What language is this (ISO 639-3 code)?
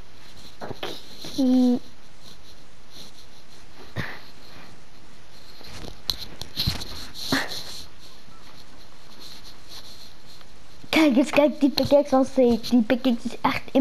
nld